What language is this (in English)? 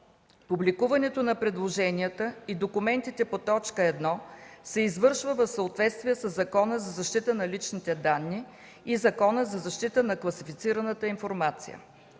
Bulgarian